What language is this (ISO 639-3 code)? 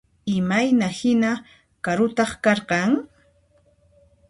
qxp